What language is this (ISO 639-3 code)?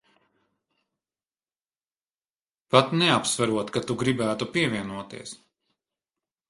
lav